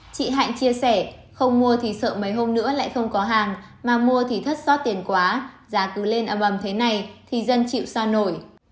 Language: Vietnamese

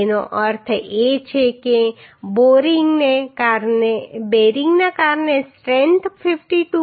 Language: Gujarati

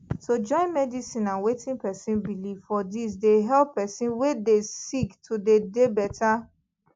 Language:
Nigerian Pidgin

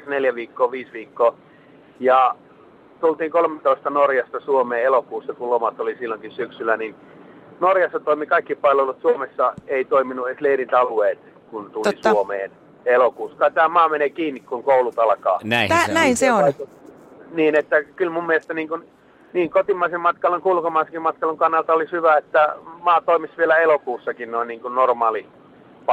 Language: Finnish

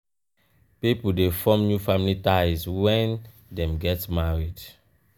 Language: Nigerian Pidgin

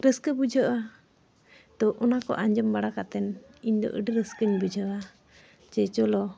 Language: Santali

